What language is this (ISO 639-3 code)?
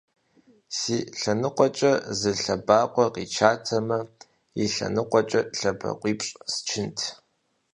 kbd